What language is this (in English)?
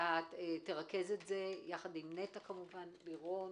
Hebrew